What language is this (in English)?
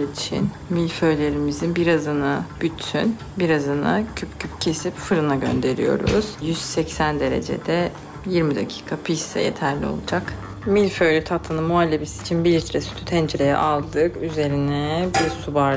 Turkish